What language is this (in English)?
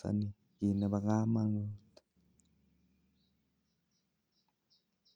Kalenjin